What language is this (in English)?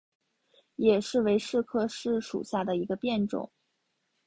Chinese